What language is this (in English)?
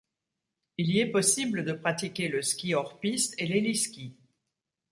French